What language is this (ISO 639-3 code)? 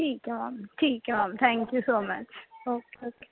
pan